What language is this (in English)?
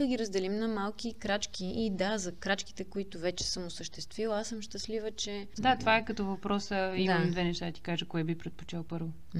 Bulgarian